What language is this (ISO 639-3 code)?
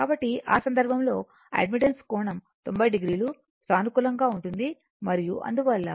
tel